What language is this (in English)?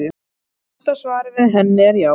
Icelandic